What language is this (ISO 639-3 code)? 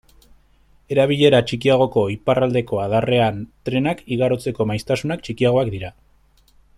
eus